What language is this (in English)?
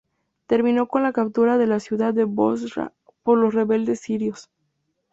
Spanish